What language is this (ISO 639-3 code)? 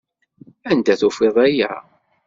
kab